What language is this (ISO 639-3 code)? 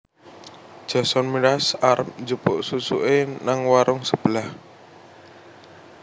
jav